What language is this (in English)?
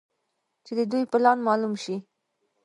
Pashto